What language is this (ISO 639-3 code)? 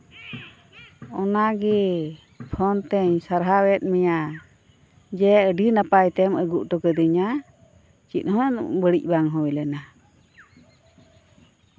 sat